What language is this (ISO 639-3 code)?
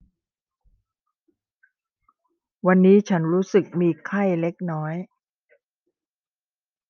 tha